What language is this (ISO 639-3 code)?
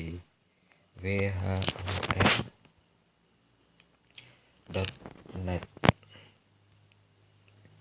ind